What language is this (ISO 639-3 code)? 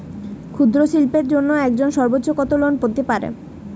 ben